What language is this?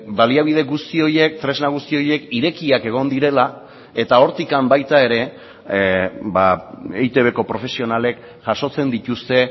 Basque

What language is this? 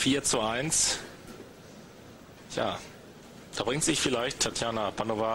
German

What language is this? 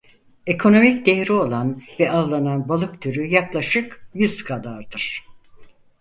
Turkish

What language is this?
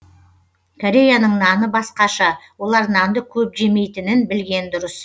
Kazakh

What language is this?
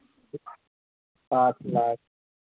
Hindi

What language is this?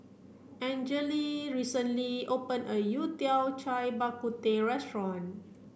English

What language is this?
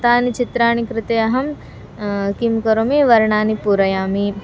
Sanskrit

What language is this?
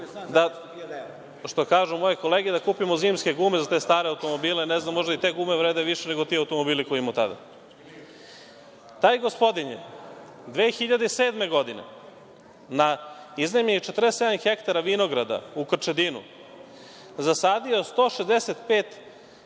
Serbian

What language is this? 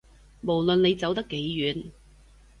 Cantonese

